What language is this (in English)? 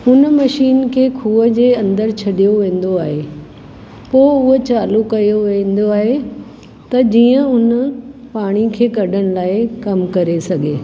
Sindhi